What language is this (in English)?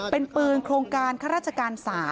Thai